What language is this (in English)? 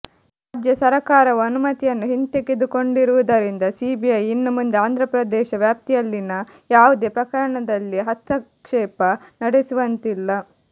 Kannada